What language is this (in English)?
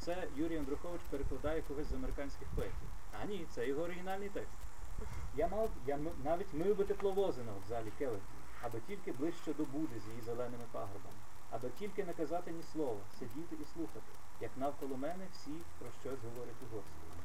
Ukrainian